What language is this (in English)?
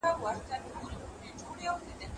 Pashto